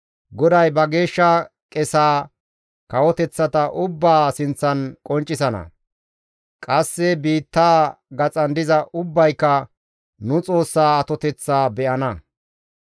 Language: Gamo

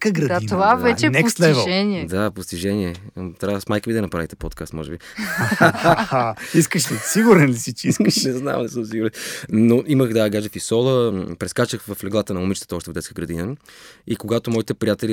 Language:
Bulgarian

